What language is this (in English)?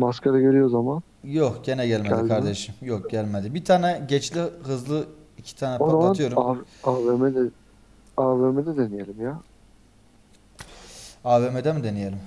Turkish